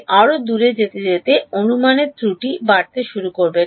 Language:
Bangla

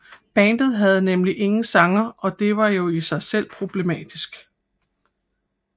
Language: Danish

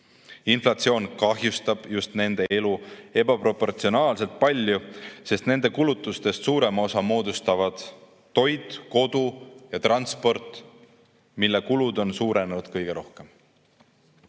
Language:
Estonian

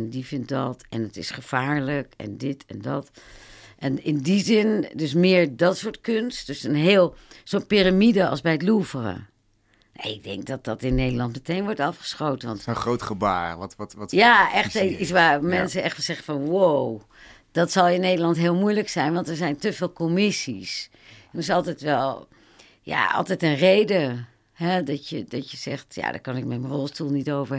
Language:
Dutch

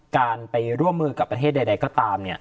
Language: Thai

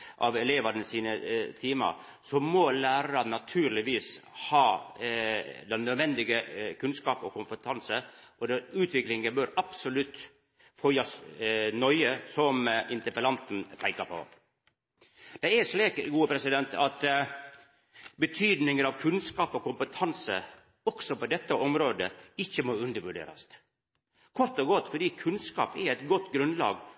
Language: Norwegian Nynorsk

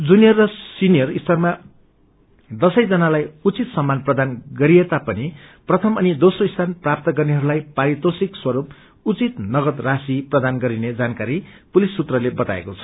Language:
Nepali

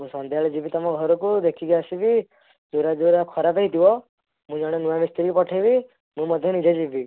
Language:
Odia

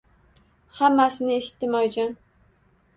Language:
Uzbek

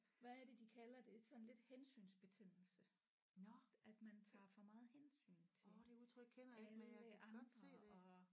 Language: Danish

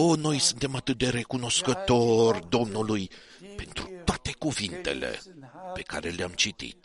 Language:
Romanian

